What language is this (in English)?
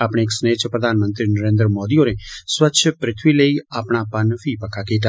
Dogri